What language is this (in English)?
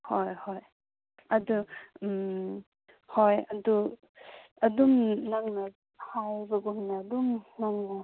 Manipuri